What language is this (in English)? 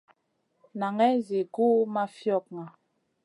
Masana